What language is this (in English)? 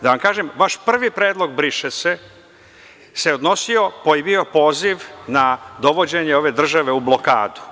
Serbian